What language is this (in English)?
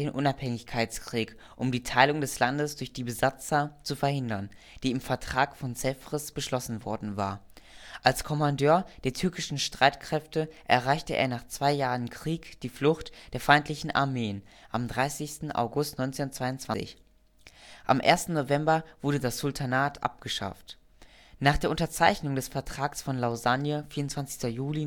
German